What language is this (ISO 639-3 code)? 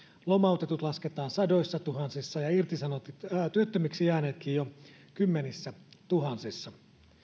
fin